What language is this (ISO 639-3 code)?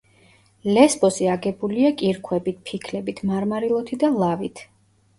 kat